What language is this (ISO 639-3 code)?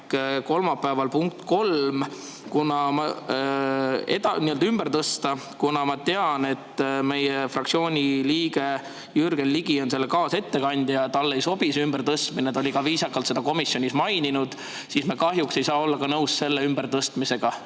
est